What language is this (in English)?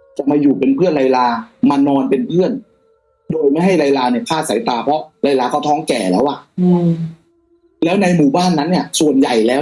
Thai